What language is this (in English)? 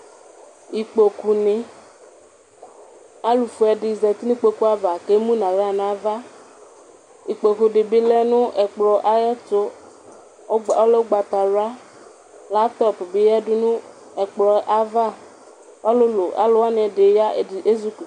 Ikposo